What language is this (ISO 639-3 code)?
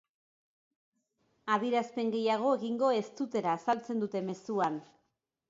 eus